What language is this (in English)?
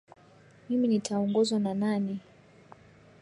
Swahili